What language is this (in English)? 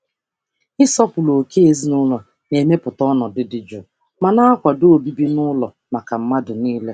Igbo